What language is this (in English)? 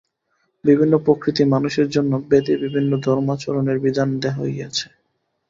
Bangla